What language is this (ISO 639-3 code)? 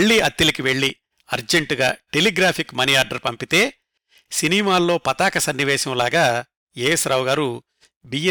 tel